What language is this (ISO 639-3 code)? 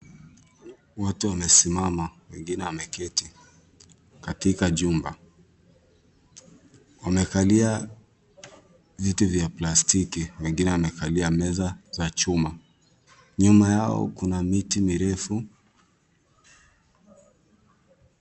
swa